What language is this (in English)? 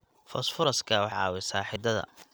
Somali